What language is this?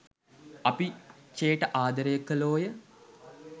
Sinhala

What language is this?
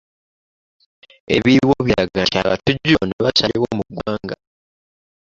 Ganda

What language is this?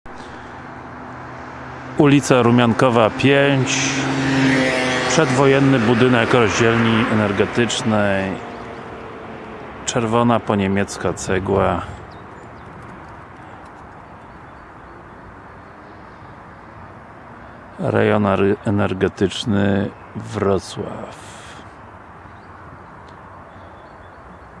Polish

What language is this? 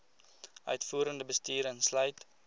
Afrikaans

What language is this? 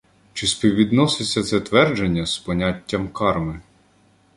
Ukrainian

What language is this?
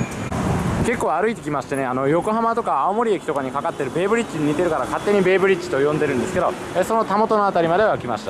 Japanese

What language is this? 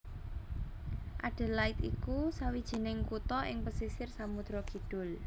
Javanese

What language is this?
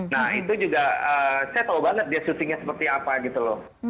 Indonesian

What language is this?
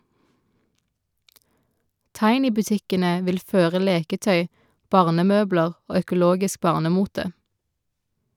Norwegian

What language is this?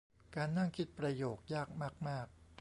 Thai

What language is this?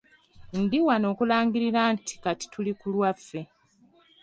Ganda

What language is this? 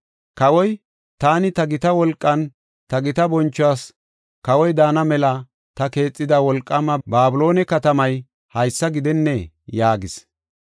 Gofa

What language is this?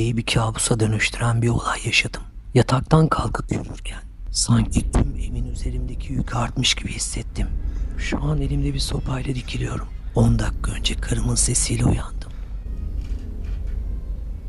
Turkish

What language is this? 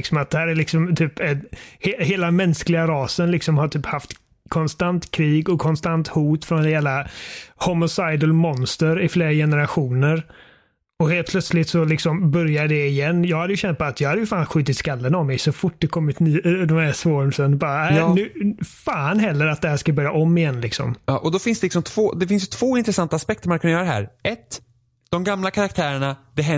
Swedish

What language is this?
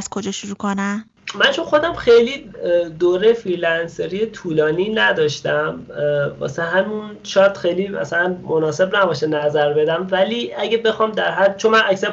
Persian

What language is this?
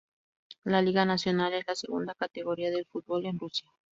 Spanish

